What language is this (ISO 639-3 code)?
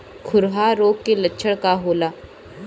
bho